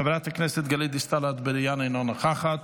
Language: Hebrew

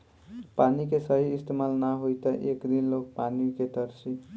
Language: Bhojpuri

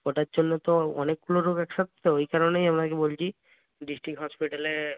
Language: Bangla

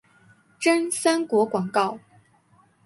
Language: Chinese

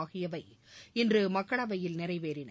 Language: Tamil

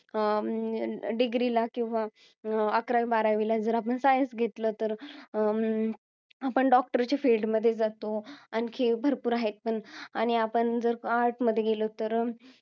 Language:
Marathi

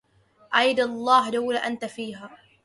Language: Arabic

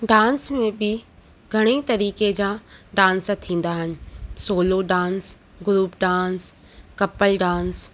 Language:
Sindhi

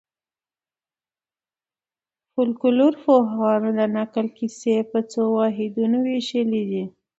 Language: Pashto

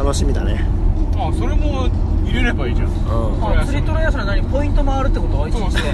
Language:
Japanese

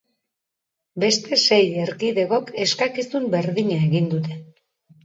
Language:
Basque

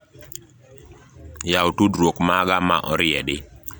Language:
Luo (Kenya and Tanzania)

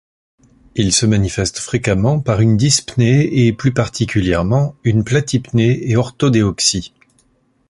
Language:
French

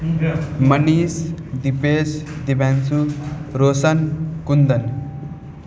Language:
Maithili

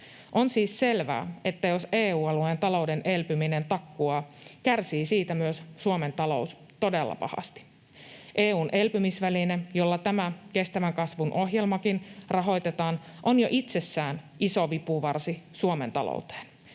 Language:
Finnish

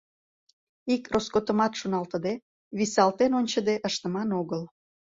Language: Mari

